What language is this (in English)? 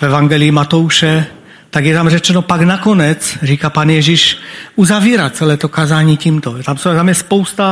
Czech